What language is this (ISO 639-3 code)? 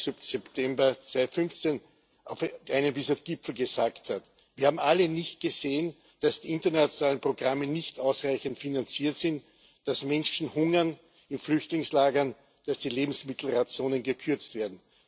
deu